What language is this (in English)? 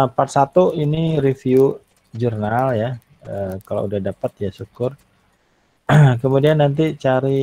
Indonesian